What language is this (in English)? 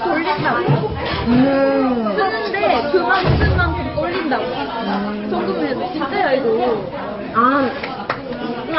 Korean